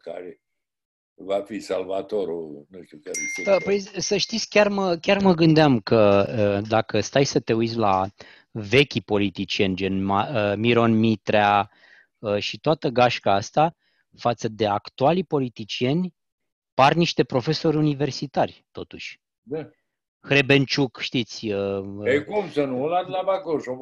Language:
Romanian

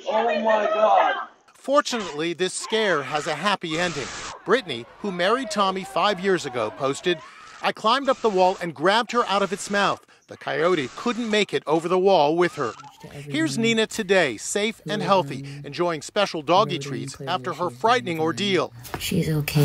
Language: English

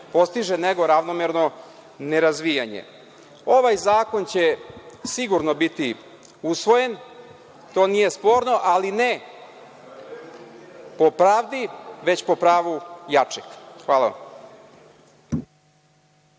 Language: Serbian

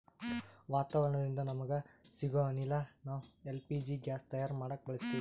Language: Kannada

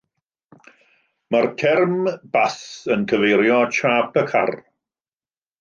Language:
Welsh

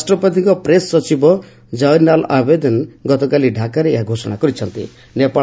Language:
Odia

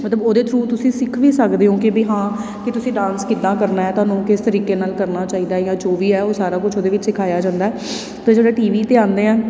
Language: Punjabi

